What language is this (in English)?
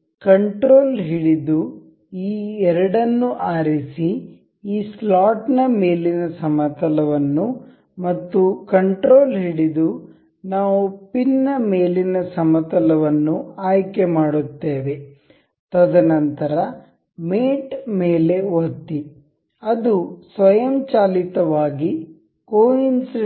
Kannada